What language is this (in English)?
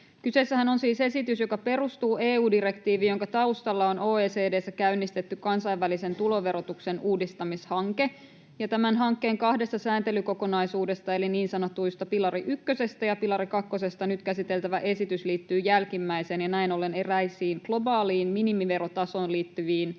Finnish